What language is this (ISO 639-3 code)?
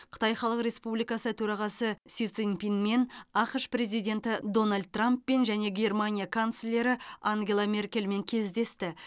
kaz